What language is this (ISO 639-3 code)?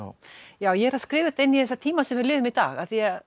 isl